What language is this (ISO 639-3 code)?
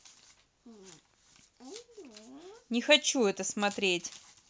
rus